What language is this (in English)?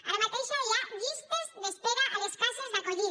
Catalan